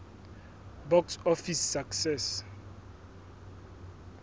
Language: Southern Sotho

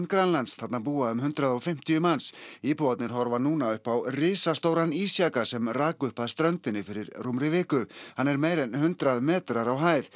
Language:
Icelandic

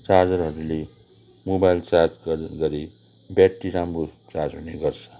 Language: Nepali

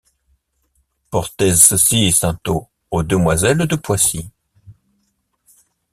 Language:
French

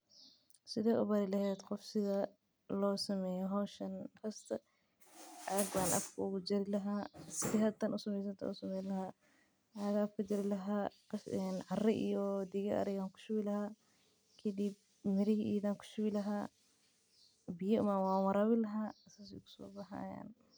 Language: Somali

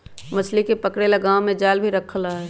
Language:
Magahi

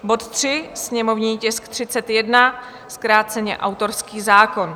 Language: Czech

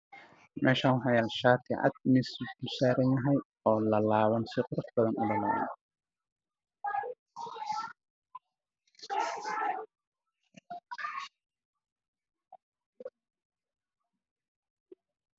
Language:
Somali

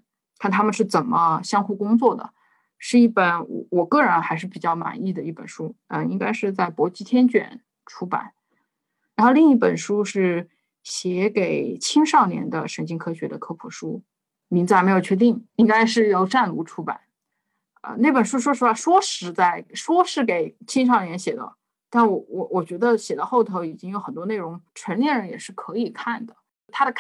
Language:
Chinese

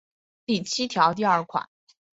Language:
Chinese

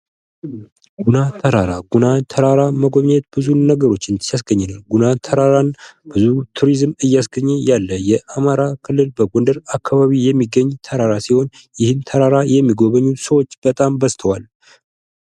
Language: Amharic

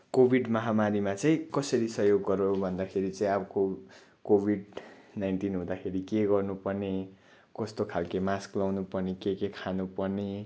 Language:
Nepali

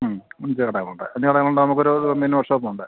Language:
Malayalam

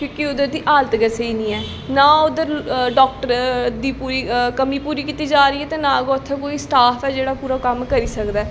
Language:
Dogri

